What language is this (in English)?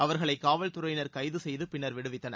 Tamil